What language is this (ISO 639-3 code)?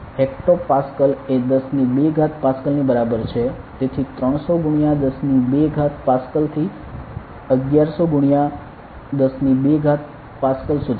guj